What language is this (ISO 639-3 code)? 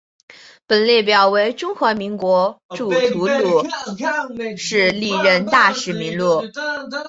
zho